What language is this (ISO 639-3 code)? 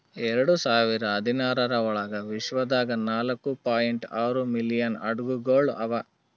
kan